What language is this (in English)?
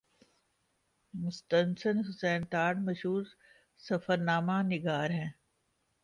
Urdu